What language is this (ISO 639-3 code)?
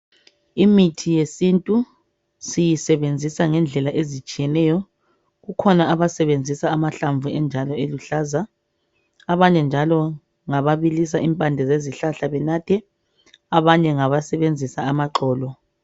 nde